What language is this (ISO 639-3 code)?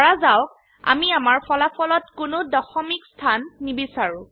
asm